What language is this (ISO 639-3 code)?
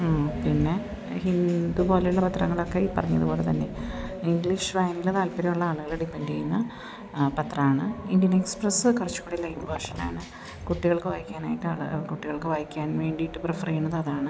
mal